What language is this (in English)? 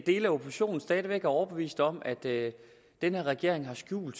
Danish